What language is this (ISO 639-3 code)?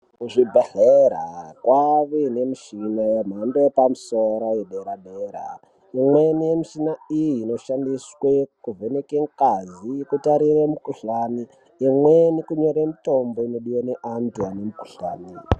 ndc